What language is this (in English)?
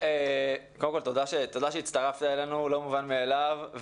Hebrew